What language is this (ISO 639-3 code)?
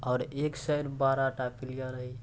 mai